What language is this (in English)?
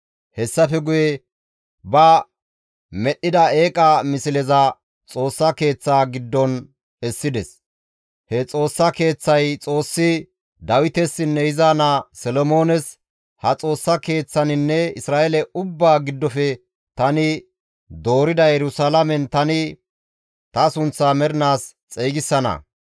Gamo